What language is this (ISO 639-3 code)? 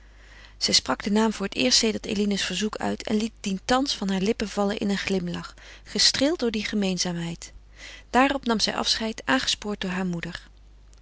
nld